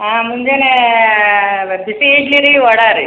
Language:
Kannada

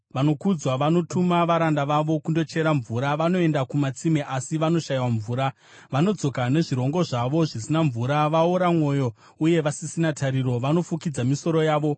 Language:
Shona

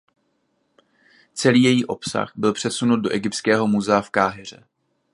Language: Czech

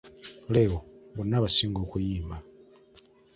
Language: Ganda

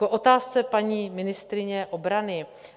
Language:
Czech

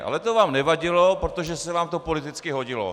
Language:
Czech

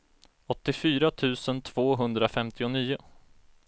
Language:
Swedish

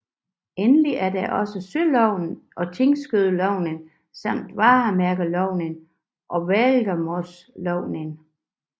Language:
Danish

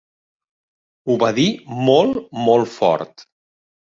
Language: Catalan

